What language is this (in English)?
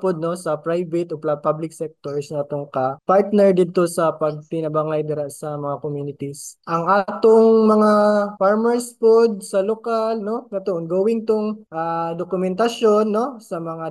Filipino